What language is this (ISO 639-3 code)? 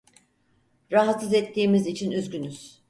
tur